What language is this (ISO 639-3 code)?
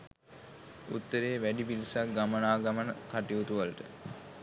sin